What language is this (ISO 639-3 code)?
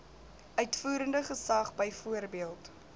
afr